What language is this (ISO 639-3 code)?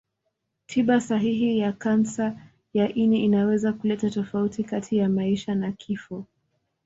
swa